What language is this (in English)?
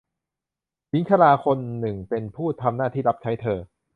Thai